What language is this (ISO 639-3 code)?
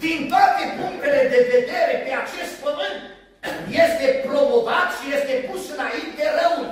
ron